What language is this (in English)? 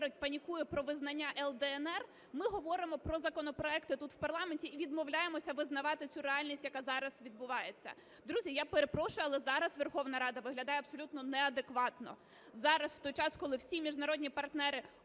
Ukrainian